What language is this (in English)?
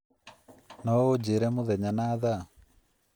Kikuyu